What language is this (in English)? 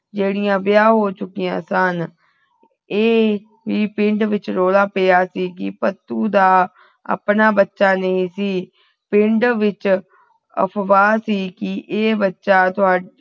Punjabi